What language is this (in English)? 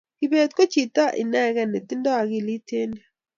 Kalenjin